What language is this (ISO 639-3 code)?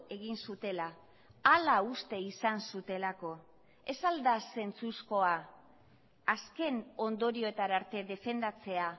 eus